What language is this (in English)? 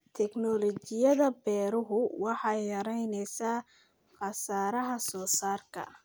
Somali